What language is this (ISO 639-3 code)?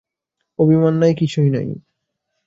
ben